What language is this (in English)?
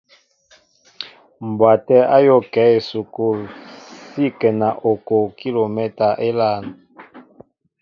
Mbo (Cameroon)